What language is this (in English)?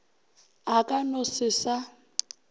Northern Sotho